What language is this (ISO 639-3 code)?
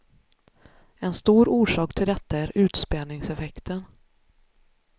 swe